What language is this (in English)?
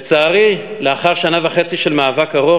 Hebrew